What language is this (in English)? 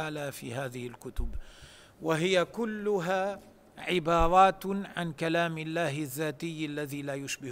Arabic